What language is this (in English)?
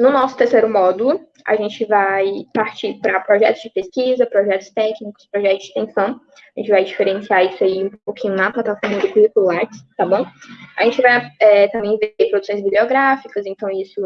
Portuguese